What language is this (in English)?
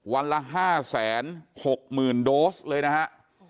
Thai